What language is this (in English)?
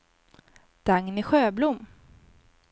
Swedish